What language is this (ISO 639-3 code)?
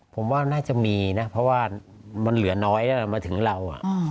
tha